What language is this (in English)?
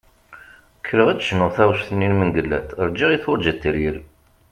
Kabyle